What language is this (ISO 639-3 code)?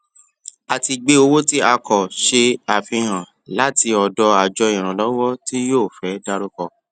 yor